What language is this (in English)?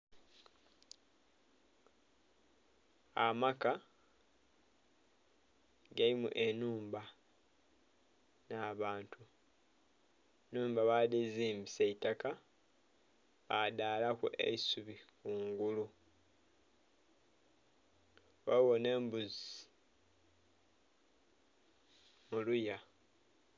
Soga